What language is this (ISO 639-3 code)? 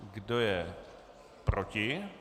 ces